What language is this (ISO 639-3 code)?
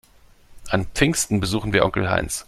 deu